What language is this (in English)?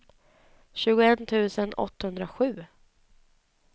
Swedish